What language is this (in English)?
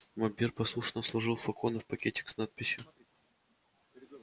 Russian